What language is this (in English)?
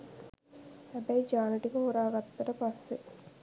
Sinhala